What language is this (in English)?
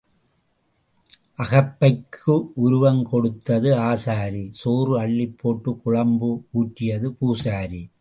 Tamil